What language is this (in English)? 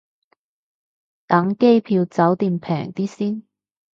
Cantonese